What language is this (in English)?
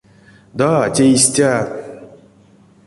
Erzya